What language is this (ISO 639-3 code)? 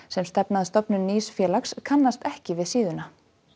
isl